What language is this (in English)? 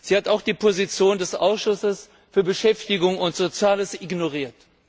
German